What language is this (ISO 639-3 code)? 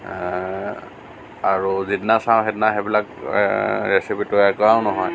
asm